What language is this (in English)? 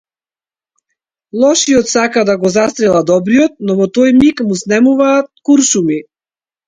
Macedonian